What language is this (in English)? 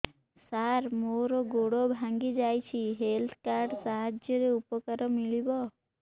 Odia